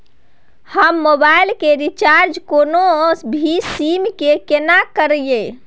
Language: Maithili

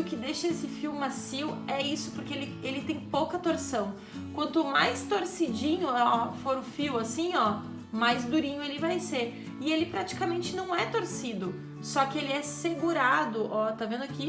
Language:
Portuguese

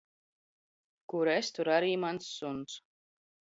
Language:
Latvian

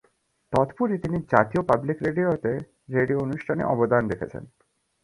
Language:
Bangla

